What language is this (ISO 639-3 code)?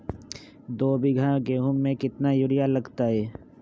mag